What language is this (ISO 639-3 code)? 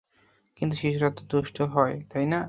ben